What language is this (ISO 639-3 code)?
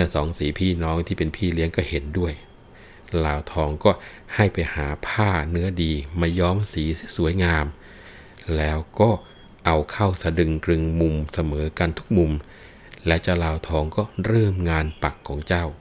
tha